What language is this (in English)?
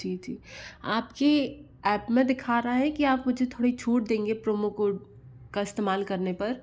Hindi